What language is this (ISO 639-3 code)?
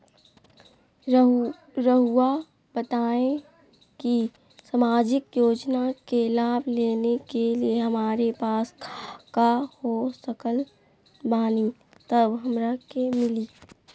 mag